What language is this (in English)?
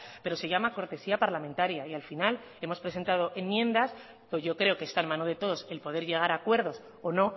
Spanish